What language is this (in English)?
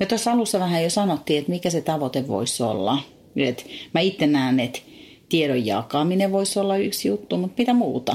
Finnish